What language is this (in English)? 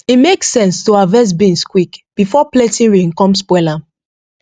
Nigerian Pidgin